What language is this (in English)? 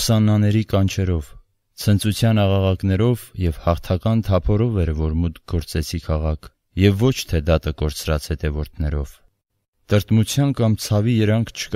Turkish